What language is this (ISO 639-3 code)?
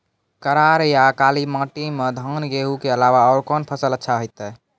mai